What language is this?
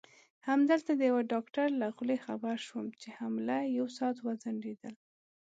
Pashto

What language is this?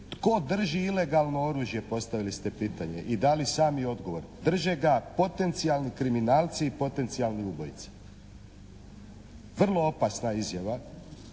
Croatian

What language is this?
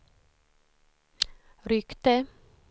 Swedish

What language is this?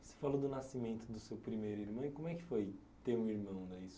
Portuguese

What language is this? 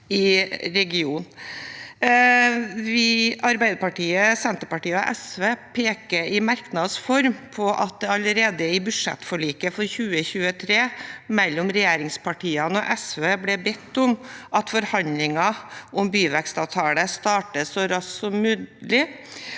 Norwegian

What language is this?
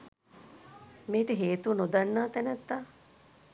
Sinhala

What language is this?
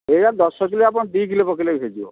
Odia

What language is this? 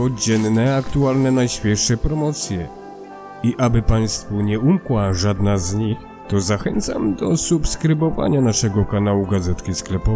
Polish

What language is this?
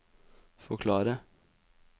Norwegian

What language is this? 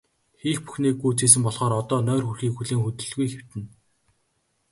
Mongolian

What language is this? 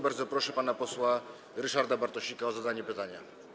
Polish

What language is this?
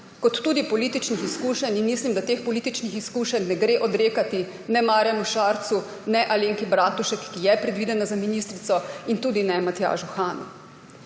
Slovenian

